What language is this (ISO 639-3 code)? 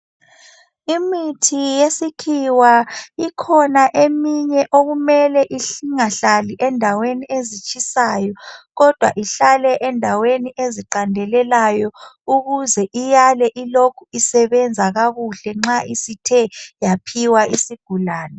nde